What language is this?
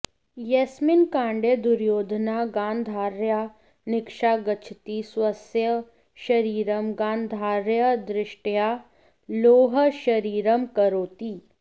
Sanskrit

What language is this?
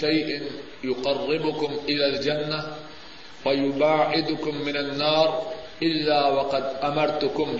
Urdu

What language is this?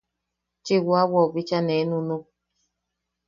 Yaqui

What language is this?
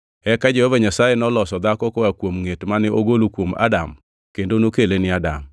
Luo (Kenya and Tanzania)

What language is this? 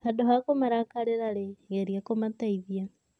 Kikuyu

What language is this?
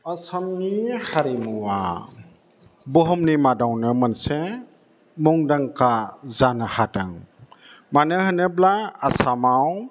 Bodo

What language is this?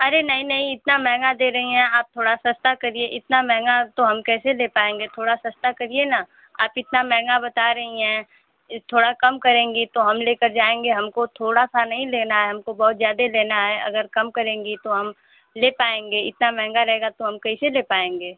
Hindi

